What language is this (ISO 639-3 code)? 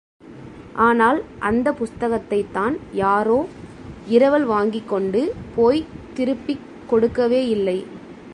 tam